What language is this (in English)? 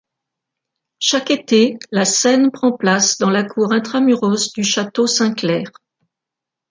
French